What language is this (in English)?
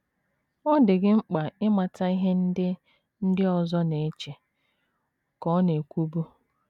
Igbo